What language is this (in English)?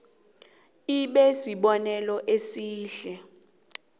South Ndebele